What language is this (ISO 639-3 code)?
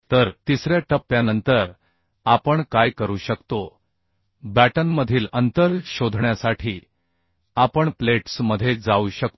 mar